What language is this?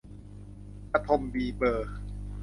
Thai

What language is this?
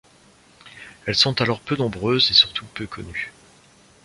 French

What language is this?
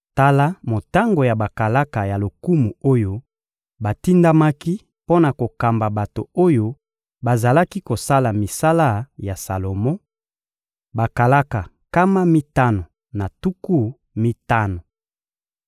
Lingala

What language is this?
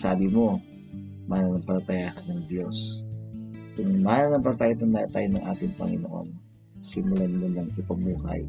Filipino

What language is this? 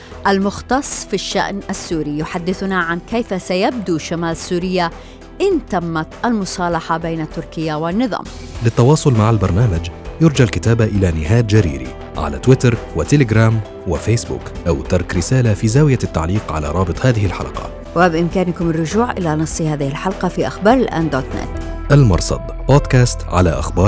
Arabic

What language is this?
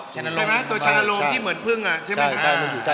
Thai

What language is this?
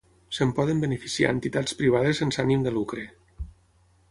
Catalan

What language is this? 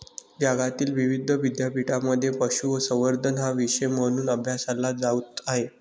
Marathi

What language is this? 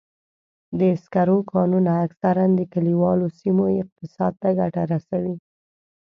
Pashto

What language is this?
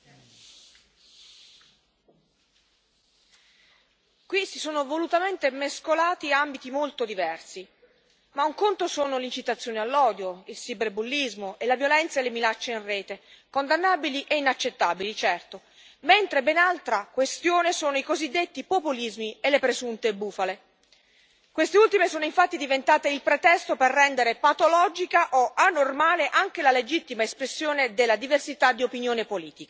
Italian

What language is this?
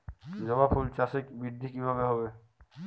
Bangla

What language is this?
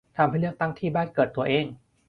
Thai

